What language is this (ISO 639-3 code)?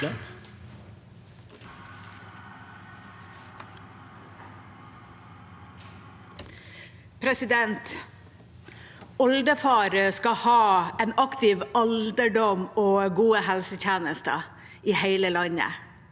nor